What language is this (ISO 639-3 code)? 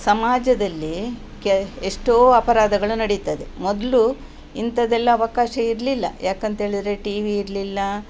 kan